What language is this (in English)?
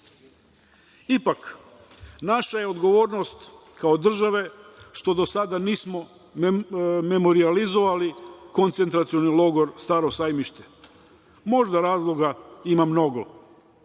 Serbian